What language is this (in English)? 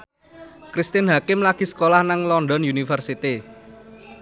Javanese